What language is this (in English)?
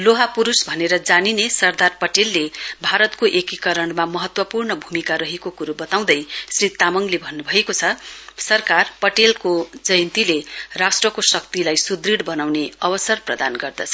Nepali